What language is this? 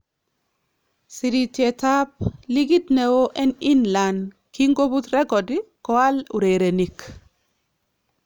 Kalenjin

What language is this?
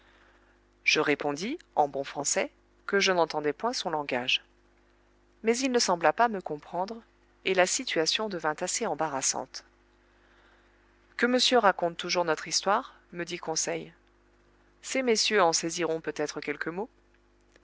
French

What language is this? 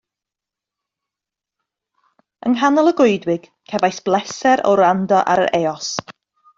Welsh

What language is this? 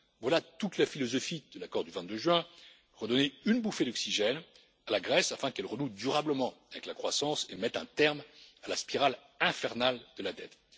French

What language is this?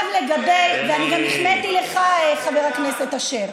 Hebrew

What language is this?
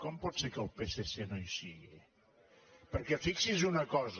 Catalan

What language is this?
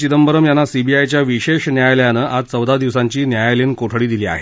Marathi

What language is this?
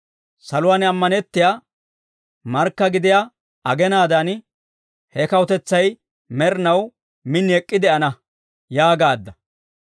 Dawro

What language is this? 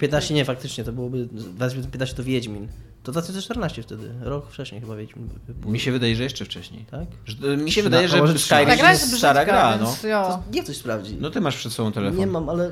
Polish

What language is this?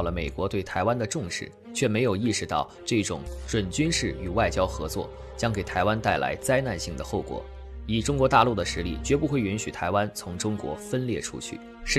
Chinese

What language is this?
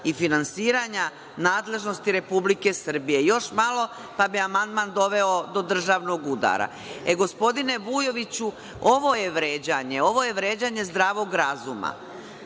Serbian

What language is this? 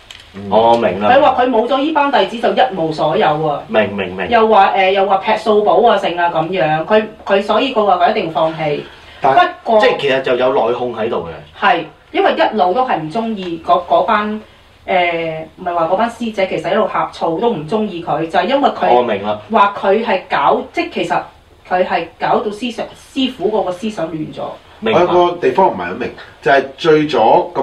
Chinese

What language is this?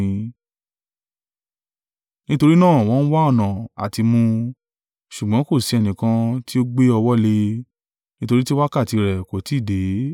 Yoruba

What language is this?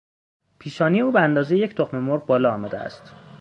Persian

